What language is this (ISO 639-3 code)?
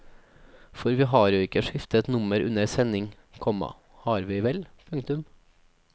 nor